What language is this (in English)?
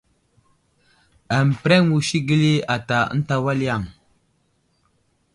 Wuzlam